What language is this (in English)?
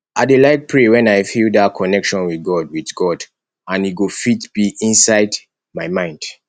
Nigerian Pidgin